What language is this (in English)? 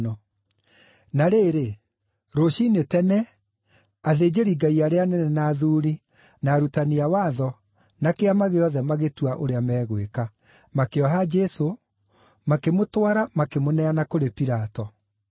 Kikuyu